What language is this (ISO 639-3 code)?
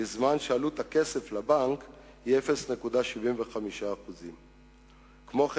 heb